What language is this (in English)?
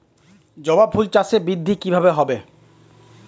Bangla